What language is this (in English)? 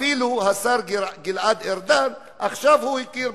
Hebrew